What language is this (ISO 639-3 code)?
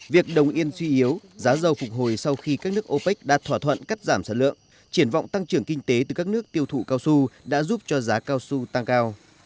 vie